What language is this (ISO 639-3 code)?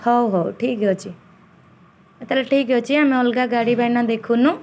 ori